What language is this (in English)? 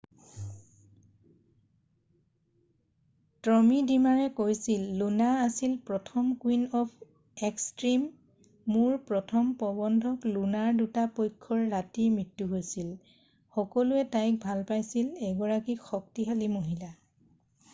Assamese